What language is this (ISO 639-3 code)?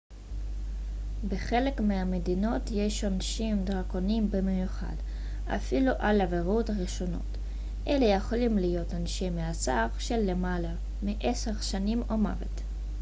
heb